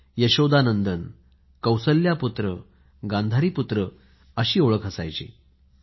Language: Marathi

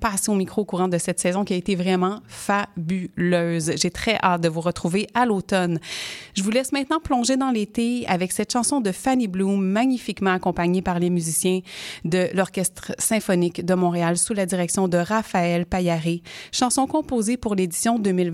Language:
French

